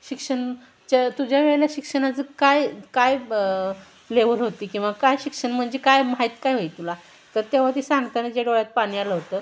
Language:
Marathi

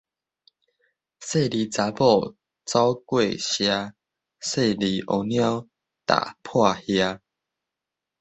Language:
Min Nan Chinese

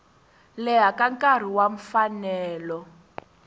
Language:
Tsonga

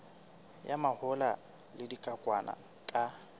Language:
Southern Sotho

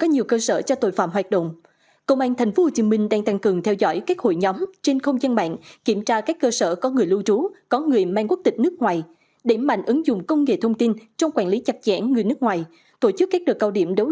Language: Vietnamese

